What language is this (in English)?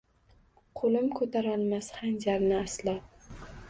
Uzbek